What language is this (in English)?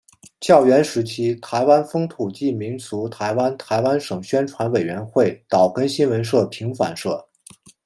Chinese